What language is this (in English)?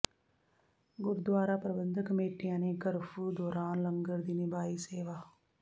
Punjabi